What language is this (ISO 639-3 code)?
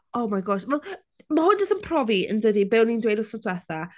cym